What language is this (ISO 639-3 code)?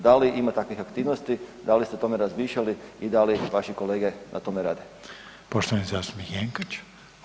hrv